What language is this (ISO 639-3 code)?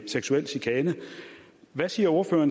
dan